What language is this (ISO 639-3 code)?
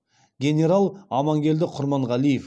kaz